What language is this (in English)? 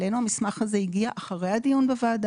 Hebrew